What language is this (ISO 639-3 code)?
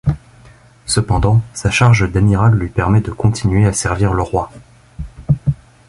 fra